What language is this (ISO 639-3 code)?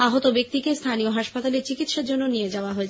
ben